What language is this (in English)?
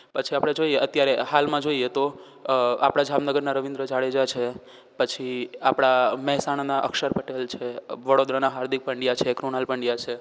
Gujarati